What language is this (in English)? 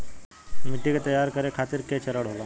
Bhojpuri